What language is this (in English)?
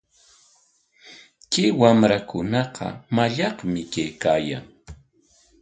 Corongo Ancash Quechua